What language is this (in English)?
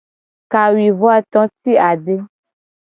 Gen